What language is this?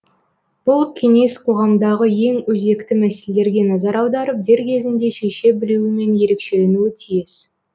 Kazakh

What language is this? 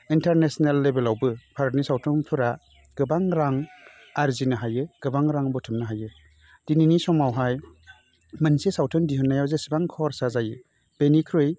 Bodo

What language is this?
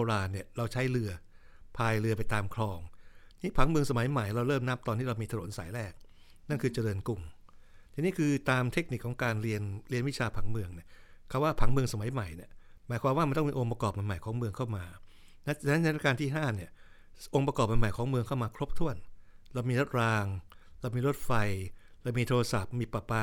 Thai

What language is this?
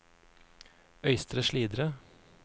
Norwegian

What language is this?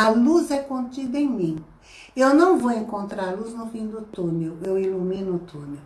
Portuguese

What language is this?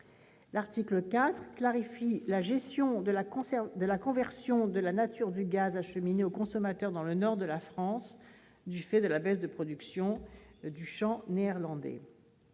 French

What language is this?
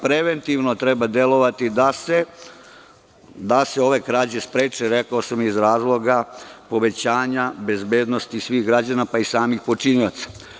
Serbian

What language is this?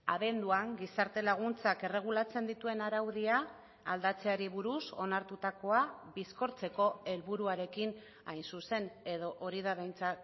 Basque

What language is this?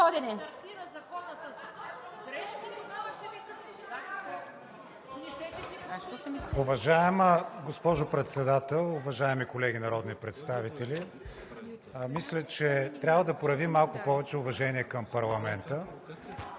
Bulgarian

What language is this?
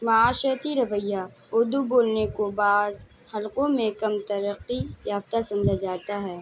Urdu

